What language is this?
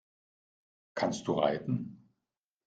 German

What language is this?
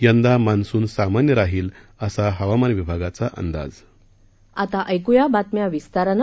Marathi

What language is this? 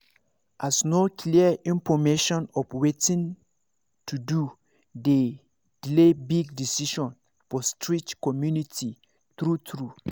Nigerian Pidgin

